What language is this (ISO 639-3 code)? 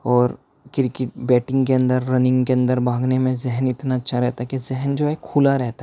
urd